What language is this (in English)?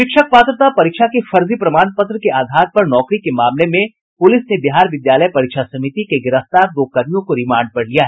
Hindi